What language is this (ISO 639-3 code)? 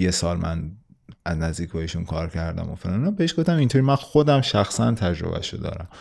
fas